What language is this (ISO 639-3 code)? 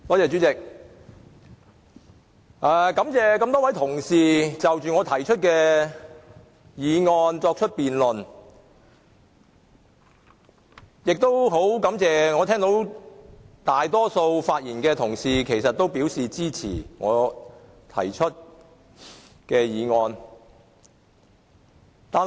yue